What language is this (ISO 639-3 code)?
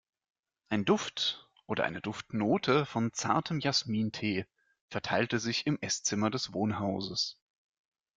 deu